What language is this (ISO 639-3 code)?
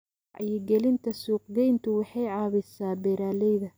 som